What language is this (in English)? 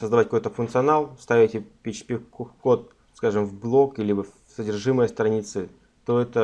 Russian